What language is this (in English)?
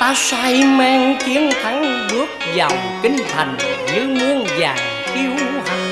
Vietnamese